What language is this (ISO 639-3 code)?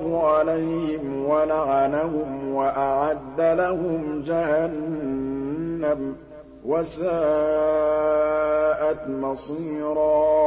ara